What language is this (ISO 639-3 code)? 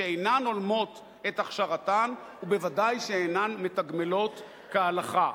heb